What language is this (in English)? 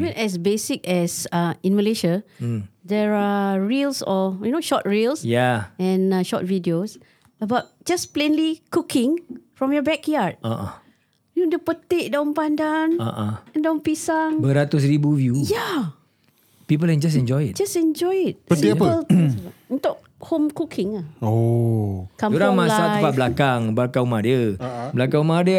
Malay